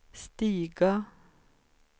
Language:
Swedish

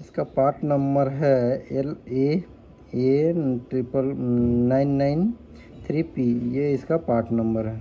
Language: Hindi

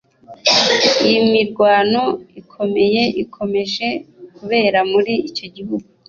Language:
Kinyarwanda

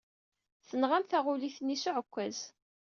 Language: Kabyle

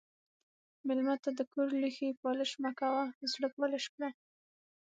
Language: Pashto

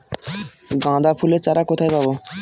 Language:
Bangla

